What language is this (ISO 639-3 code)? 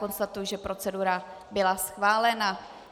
ces